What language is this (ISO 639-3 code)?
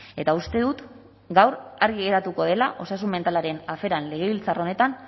eus